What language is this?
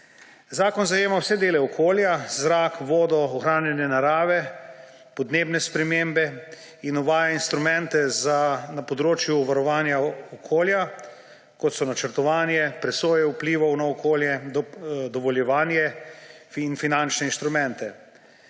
Slovenian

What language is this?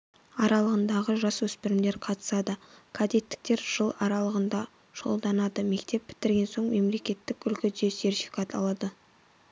Kazakh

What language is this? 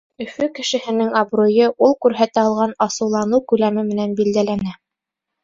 Bashkir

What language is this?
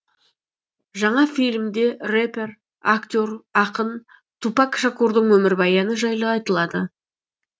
Kazakh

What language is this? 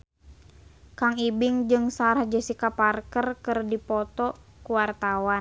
Sundanese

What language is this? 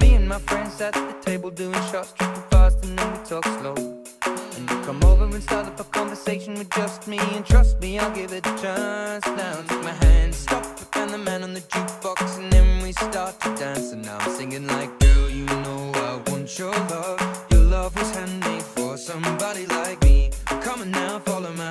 English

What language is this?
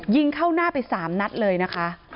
Thai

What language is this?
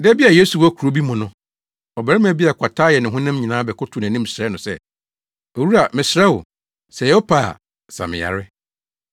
Akan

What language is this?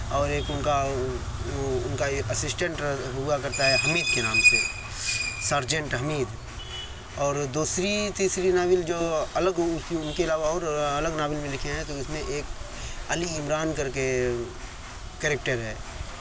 Urdu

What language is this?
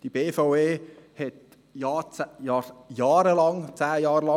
Swiss German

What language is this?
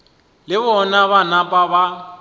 Northern Sotho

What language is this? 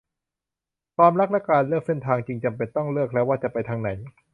Thai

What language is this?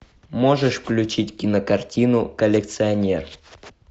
Russian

